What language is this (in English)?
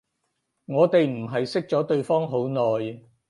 Cantonese